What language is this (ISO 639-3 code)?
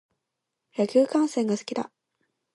jpn